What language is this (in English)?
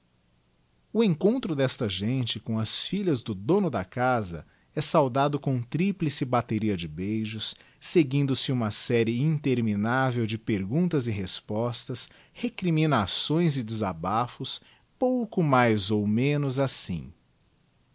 Portuguese